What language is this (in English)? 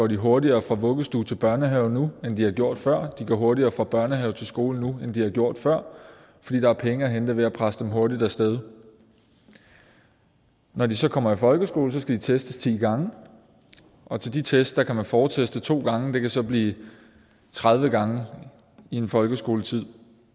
Danish